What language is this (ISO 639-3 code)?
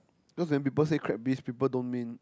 eng